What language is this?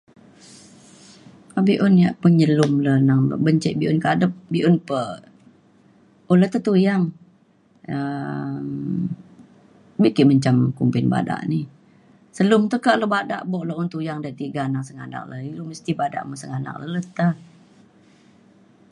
Mainstream Kenyah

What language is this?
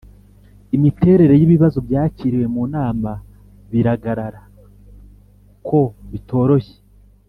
Kinyarwanda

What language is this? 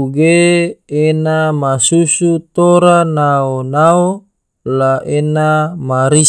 Tidore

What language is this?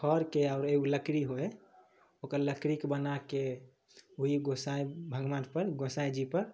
Maithili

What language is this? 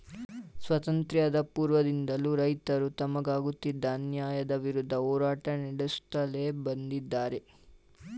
Kannada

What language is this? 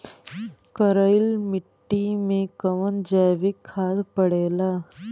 Bhojpuri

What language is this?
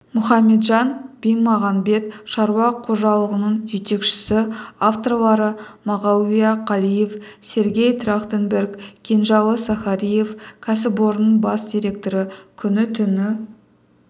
Kazakh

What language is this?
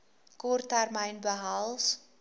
Afrikaans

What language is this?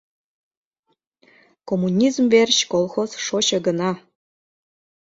Mari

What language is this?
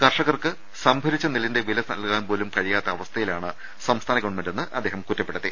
Malayalam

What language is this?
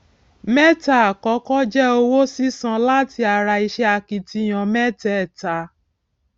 Yoruba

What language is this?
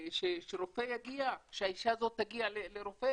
Hebrew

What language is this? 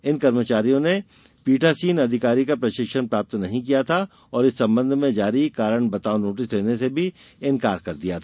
Hindi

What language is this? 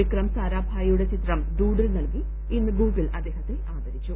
Malayalam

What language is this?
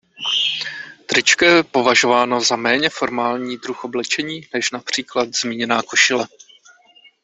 Czech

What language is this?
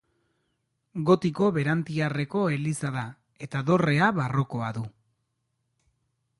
Basque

